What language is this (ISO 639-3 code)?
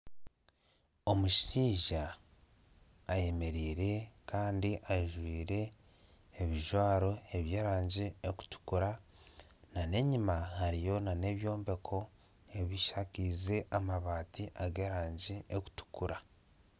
nyn